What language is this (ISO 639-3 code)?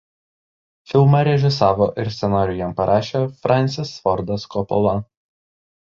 lit